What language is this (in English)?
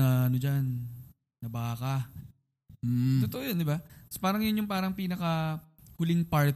Filipino